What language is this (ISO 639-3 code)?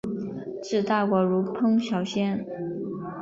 zho